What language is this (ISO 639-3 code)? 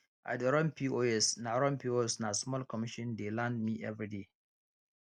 pcm